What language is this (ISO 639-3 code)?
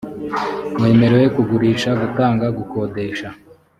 kin